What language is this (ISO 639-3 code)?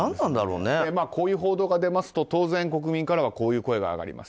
jpn